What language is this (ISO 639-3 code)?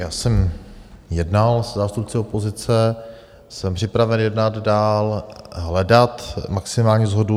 ces